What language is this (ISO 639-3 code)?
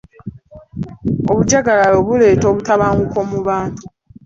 lug